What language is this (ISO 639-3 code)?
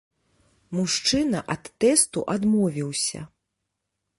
bel